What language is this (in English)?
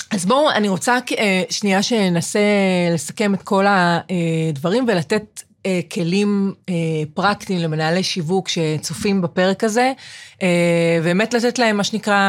Hebrew